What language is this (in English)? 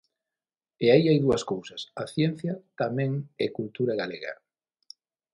Galician